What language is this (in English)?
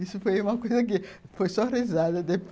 Portuguese